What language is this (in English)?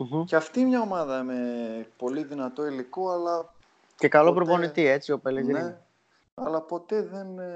Greek